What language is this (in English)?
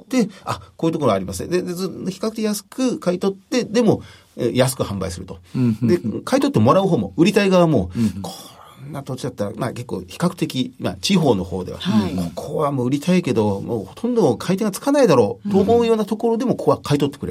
Japanese